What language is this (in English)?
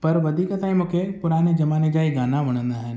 Sindhi